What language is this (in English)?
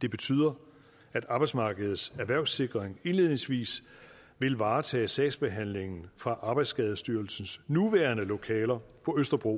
Danish